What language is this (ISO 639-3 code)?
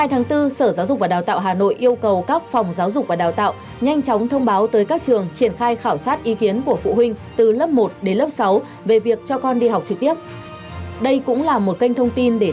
vie